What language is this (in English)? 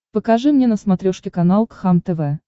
Russian